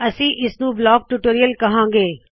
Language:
Punjabi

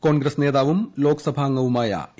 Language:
Malayalam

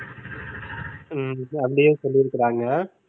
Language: Tamil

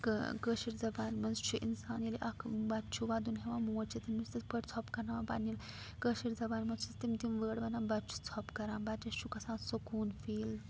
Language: Kashmiri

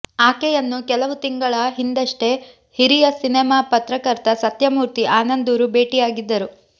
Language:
Kannada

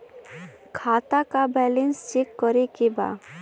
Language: Bhojpuri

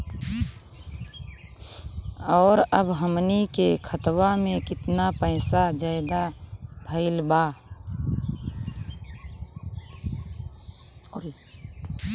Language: Bhojpuri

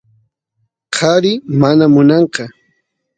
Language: Santiago del Estero Quichua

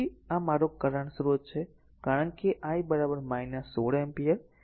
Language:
Gujarati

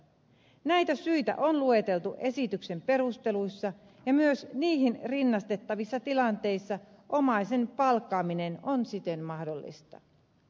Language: Finnish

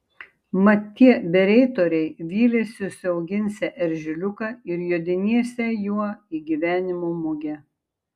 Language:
Lithuanian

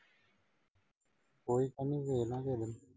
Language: Punjabi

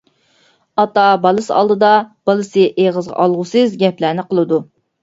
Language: Uyghur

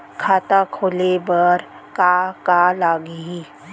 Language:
Chhattisgarhi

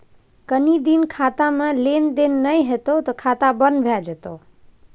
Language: Maithili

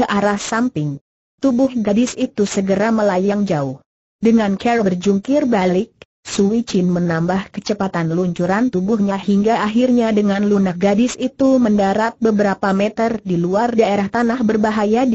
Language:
Indonesian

